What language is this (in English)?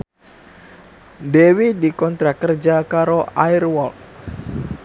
Javanese